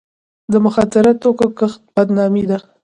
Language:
Pashto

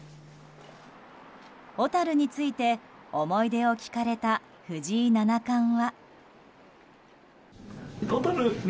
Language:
Japanese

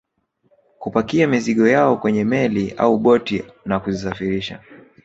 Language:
Swahili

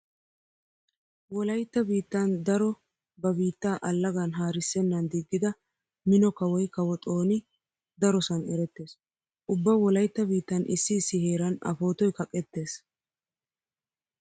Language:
Wolaytta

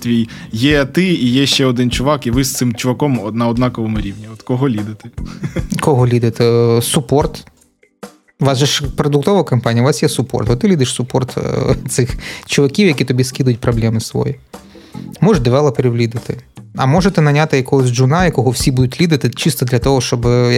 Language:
Ukrainian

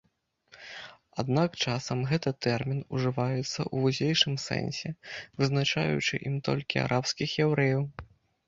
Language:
Belarusian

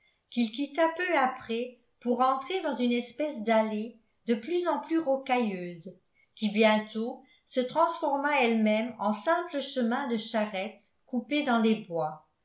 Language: French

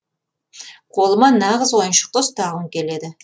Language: Kazakh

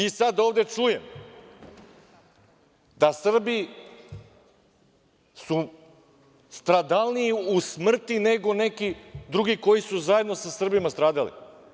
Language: Serbian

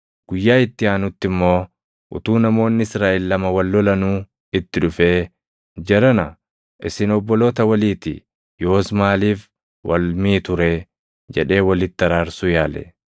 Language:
Oromo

